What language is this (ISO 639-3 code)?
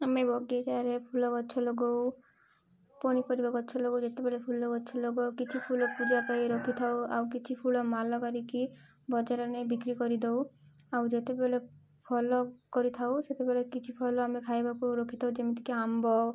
ori